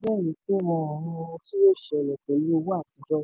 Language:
Yoruba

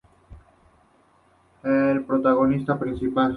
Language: Spanish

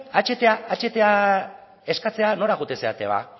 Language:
Basque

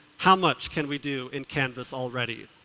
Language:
English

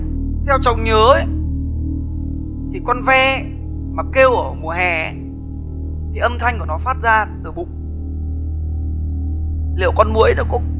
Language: Vietnamese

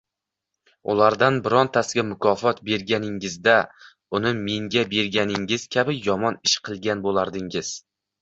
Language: Uzbek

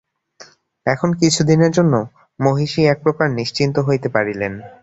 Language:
Bangla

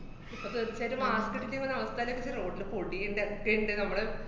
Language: Malayalam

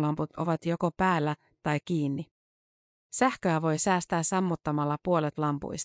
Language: Finnish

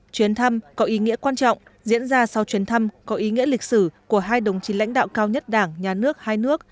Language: Vietnamese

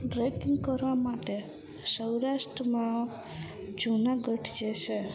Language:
Gujarati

